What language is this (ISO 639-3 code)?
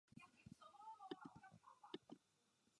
ces